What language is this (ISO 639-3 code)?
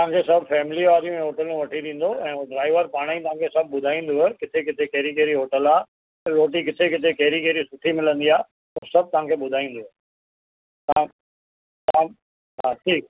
snd